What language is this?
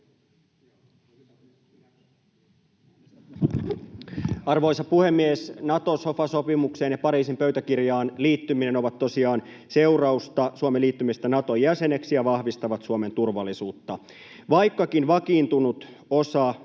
Finnish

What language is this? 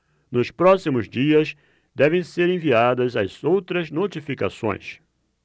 Portuguese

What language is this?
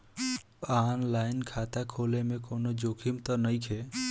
Bhojpuri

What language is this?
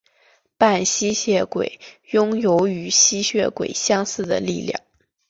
Chinese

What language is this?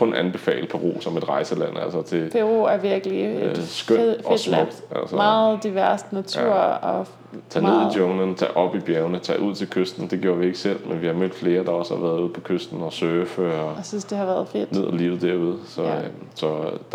Danish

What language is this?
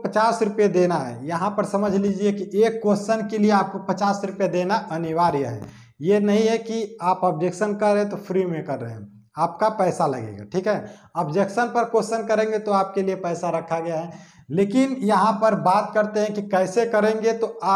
Hindi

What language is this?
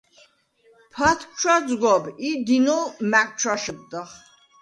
Svan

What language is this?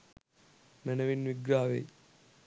Sinhala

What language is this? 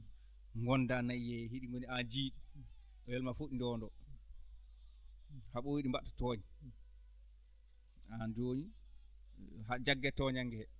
Fula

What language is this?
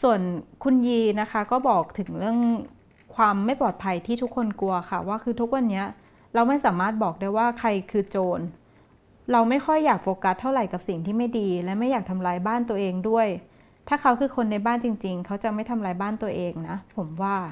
Thai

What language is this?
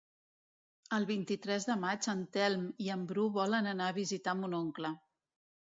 Catalan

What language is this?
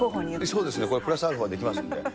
Japanese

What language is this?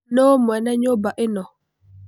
Kikuyu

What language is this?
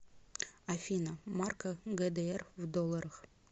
Russian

